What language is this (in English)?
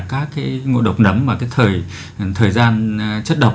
Vietnamese